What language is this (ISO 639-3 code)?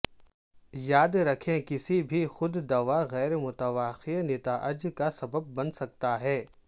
urd